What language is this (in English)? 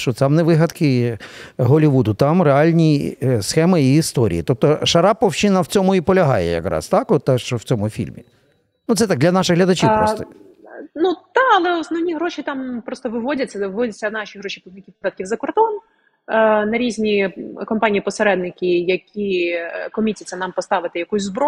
Ukrainian